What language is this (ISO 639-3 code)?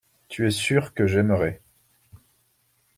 fra